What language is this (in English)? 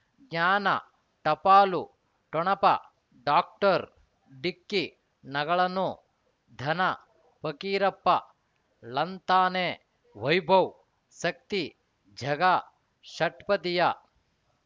Kannada